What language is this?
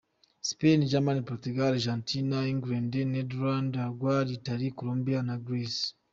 Kinyarwanda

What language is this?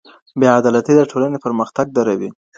Pashto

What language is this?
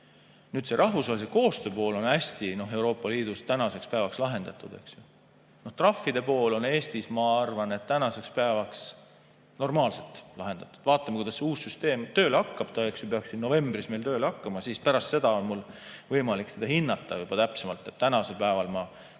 Estonian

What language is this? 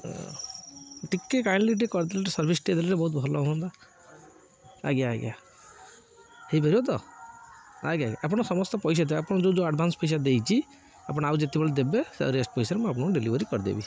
Odia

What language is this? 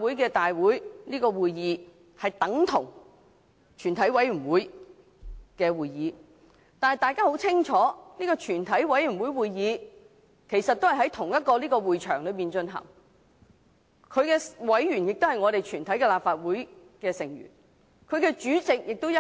Cantonese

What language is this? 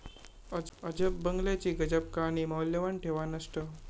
Marathi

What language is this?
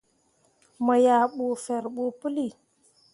Mundang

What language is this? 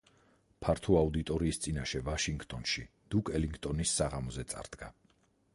Georgian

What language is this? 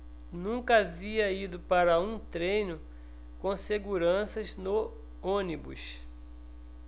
Portuguese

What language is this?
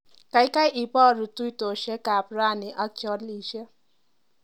Kalenjin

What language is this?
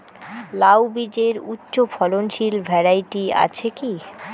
Bangla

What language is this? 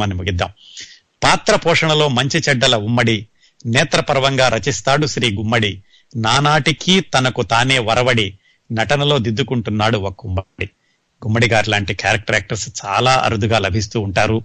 Telugu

